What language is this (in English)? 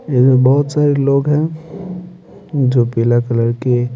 Hindi